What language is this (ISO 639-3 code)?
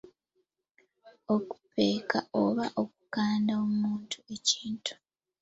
lug